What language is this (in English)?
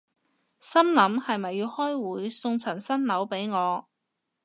Cantonese